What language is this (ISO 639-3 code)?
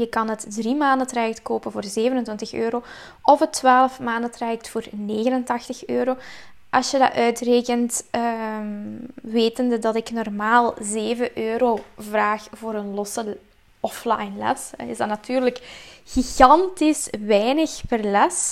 nld